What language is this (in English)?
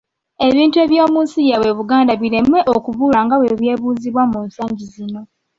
Ganda